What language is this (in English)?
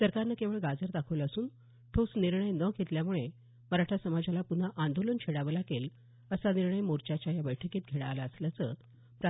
Marathi